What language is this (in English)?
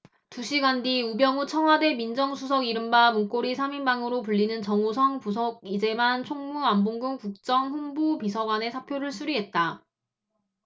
Korean